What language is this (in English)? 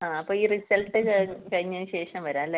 Malayalam